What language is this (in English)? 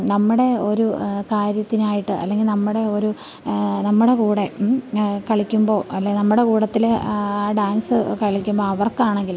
Malayalam